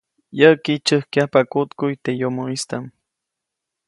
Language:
Copainalá Zoque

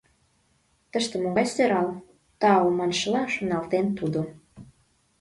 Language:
Mari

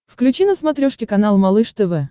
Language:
Russian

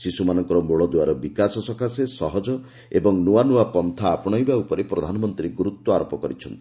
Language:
Odia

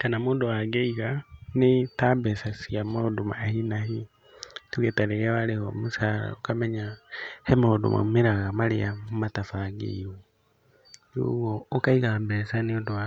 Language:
Kikuyu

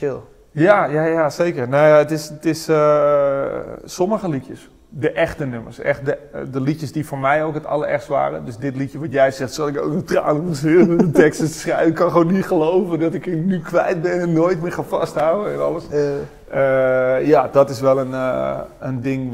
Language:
Dutch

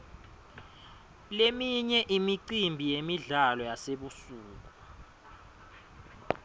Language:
Swati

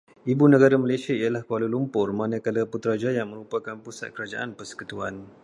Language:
Malay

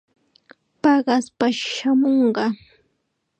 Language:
Chiquián Ancash Quechua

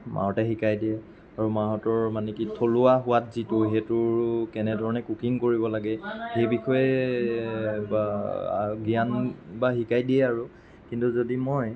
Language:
Assamese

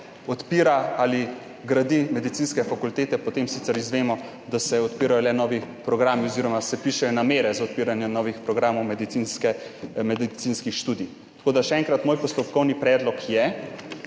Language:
Slovenian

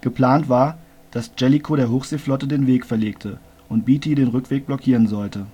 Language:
German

